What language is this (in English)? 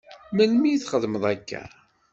Kabyle